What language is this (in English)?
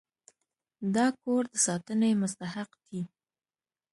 Pashto